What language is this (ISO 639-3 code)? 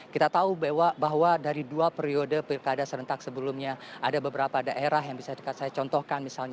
ind